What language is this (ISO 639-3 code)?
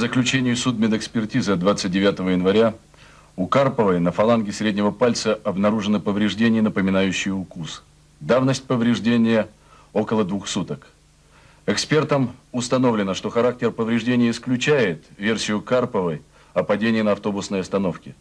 rus